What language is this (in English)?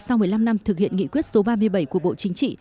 Vietnamese